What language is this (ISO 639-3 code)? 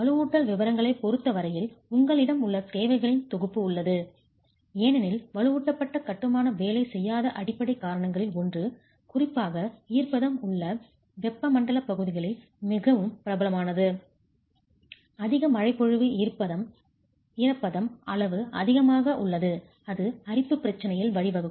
tam